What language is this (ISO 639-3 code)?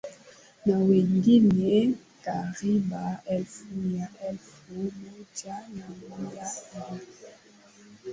swa